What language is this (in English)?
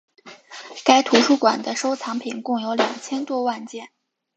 Chinese